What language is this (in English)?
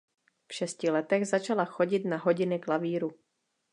Czech